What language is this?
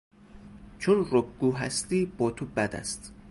Persian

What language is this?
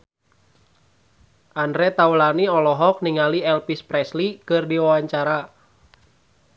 Sundanese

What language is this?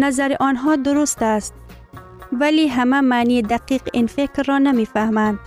Persian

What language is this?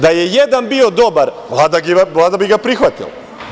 Serbian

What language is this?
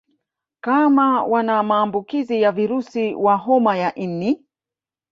Swahili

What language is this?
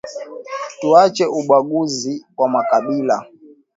Swahili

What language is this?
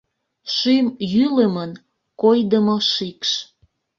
Mari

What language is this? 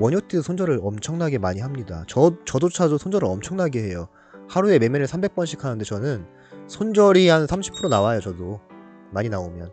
Korean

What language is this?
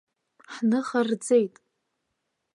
Abkhazian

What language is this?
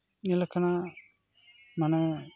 Santali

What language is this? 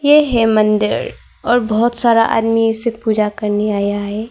Hindi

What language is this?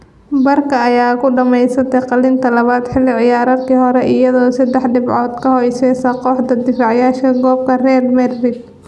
Somali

